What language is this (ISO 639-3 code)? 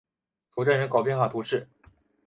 zho